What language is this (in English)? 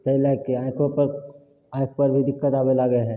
Maithili